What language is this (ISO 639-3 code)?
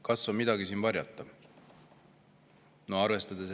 est